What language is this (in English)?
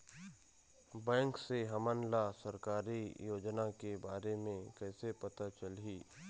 Chhattisgarhi